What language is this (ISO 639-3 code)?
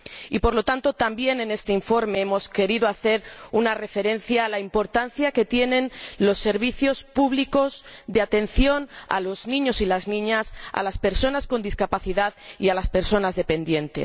spa